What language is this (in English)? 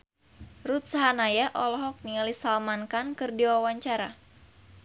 Sundanese